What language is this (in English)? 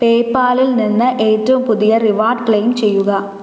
Malayalam